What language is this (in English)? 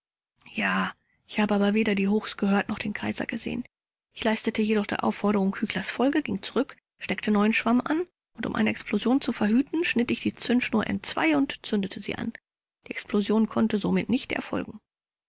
German